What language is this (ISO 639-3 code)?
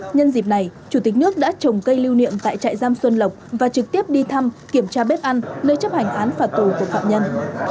vie